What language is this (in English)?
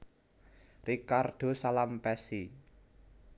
Javanese